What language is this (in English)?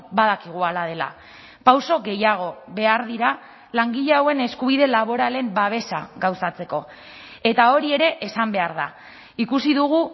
Basque